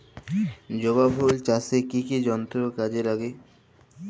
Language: Bangla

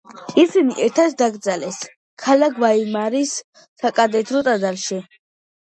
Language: Georgian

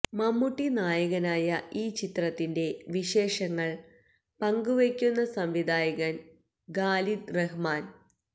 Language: Malayalam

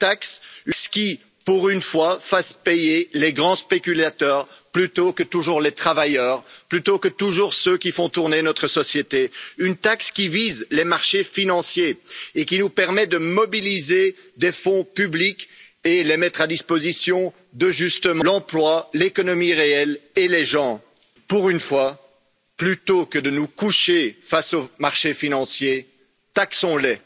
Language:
French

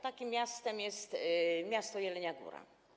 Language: Polish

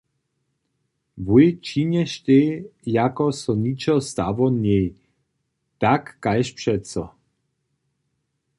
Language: Upper Sorbian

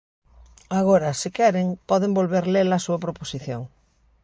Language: Galician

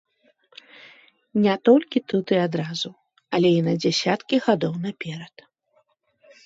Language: Belarusian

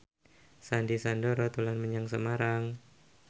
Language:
Javanese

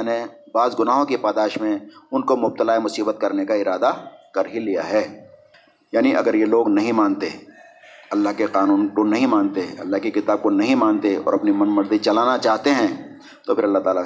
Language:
Urdu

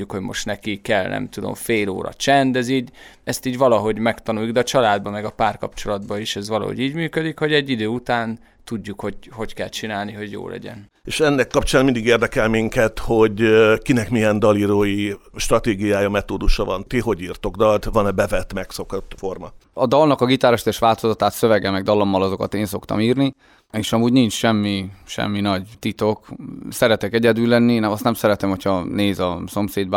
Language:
Hungarian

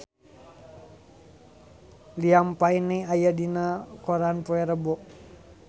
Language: Sundanese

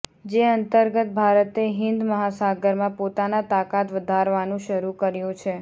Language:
Gujarati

